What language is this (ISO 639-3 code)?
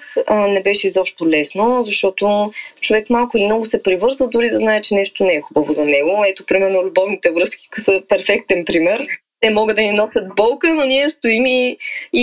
bul